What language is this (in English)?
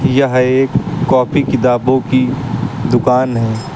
Hindi